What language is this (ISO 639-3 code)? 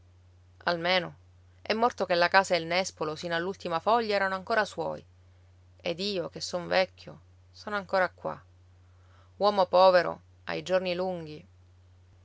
ita